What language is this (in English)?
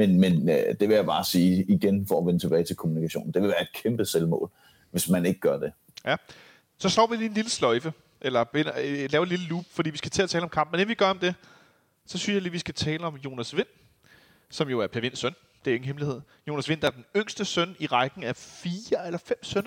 Danish